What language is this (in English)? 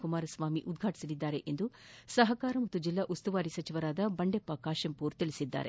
Kannada